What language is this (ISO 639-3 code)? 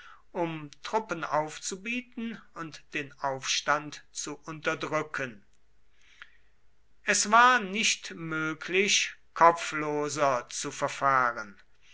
deu